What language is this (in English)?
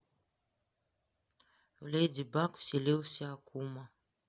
Russian